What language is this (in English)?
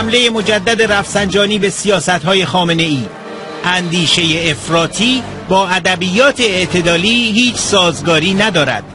Persian